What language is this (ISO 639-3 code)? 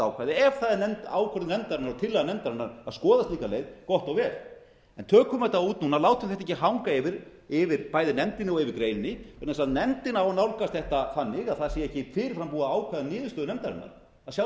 isl